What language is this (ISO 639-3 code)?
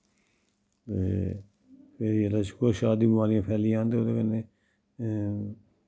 doi